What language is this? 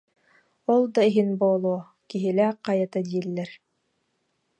Yakut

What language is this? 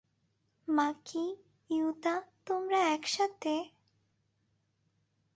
Bangla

